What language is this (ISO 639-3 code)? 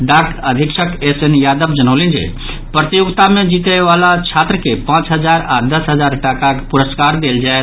mai